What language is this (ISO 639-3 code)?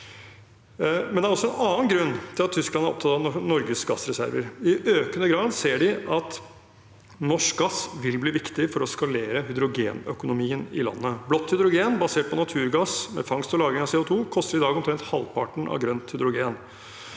nor